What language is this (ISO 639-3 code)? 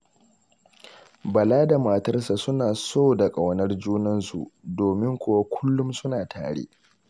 hau